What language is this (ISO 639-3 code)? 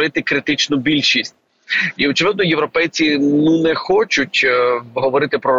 ukr